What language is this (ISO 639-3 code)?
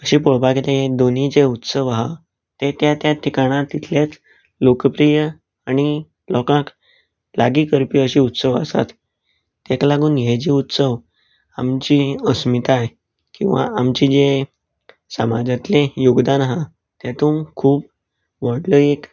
kok